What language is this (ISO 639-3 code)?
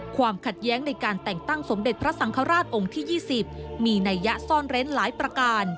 tha